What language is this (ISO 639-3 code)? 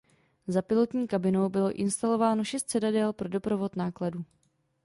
ces